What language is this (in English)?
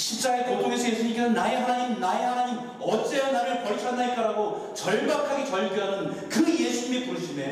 Korean